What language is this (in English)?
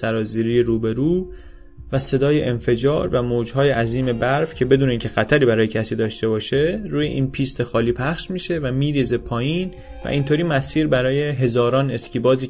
Persian